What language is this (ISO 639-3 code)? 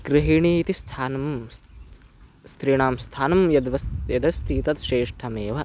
san